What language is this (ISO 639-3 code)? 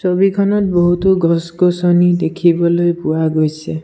asm